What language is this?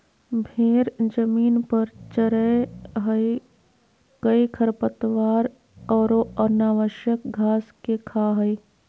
Magahi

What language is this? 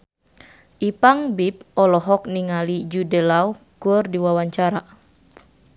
Sundanese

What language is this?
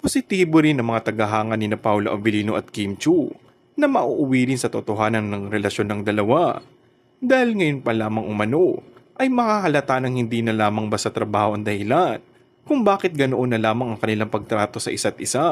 Filipino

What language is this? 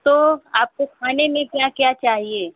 Hindi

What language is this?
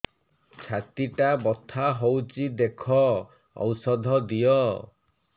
Odia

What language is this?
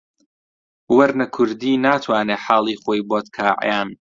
Central Kurdish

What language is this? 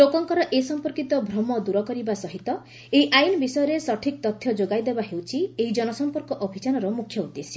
Odia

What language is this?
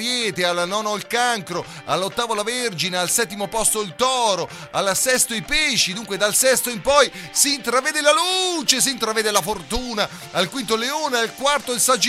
Italian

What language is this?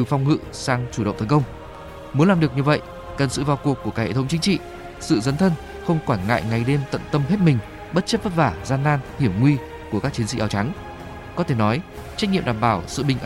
Vietnamese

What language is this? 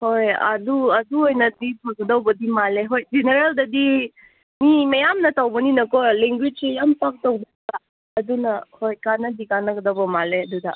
Manipuri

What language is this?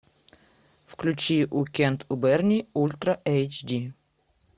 Russian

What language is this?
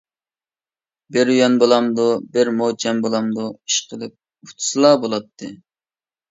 Uyghur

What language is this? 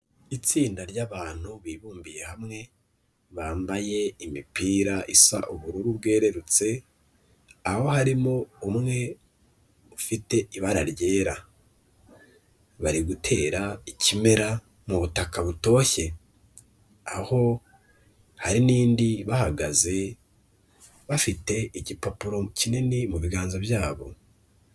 Kinyarwanda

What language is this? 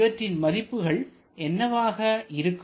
Tamil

